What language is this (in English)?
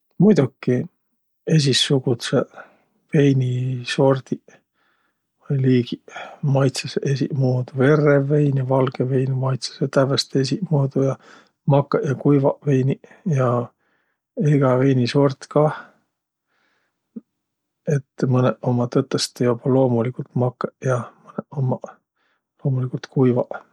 Võro